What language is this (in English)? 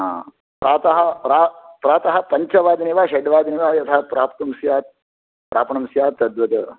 Sanskrit